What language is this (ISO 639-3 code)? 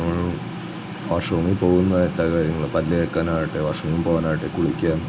mal